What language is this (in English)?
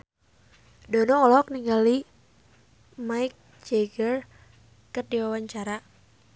Sundanese